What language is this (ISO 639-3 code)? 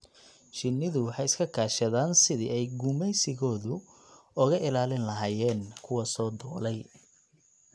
som